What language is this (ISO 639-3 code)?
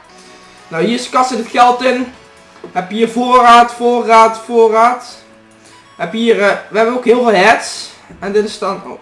nld